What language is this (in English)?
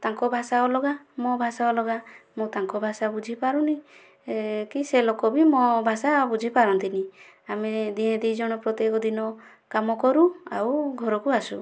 Odia